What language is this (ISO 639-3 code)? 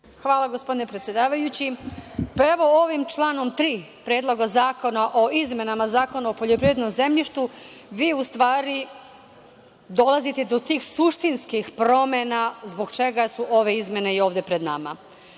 srp